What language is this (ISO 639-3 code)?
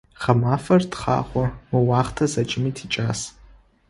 ady